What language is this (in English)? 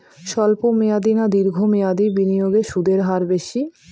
Bangla